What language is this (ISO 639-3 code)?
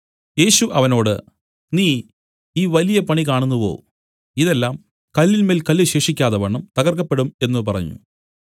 mal